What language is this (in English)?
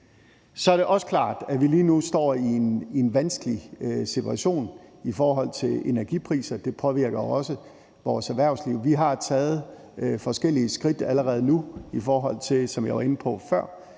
Danish